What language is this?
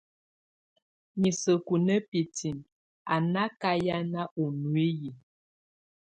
Tunen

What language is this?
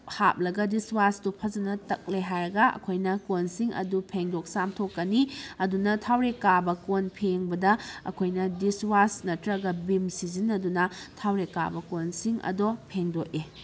Manipuri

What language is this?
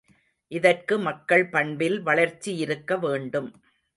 Tamil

